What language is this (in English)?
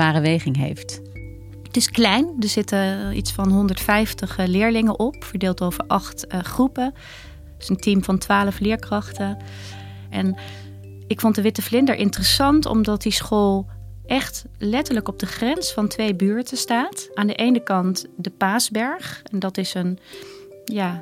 Dutch